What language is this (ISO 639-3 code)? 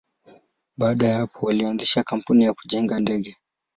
swa